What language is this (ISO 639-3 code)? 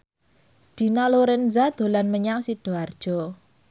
jav